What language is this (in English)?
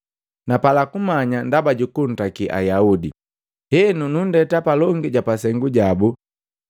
Matengo